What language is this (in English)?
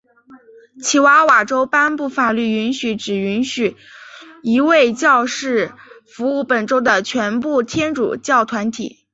Chinese